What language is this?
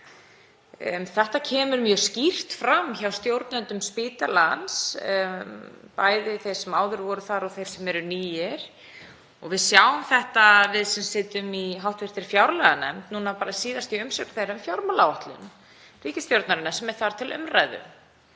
Icelandic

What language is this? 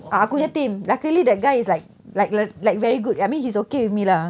English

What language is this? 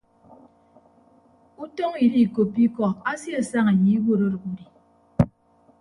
Ibibio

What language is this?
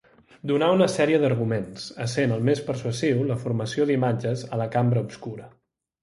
Catalan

